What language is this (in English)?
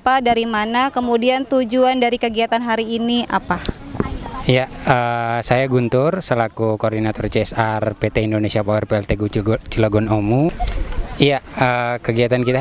Indonesian